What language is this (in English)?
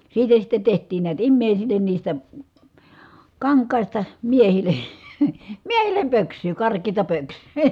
Finnish